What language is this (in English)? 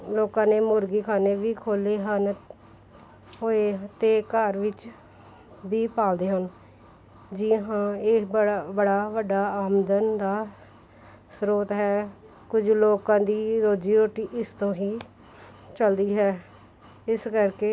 Punjabi